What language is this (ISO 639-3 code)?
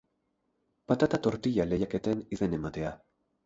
eus